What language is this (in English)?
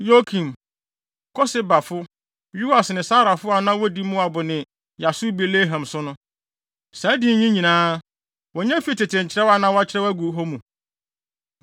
Akan